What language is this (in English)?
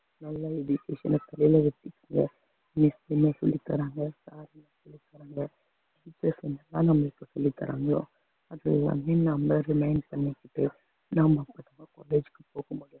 Tamil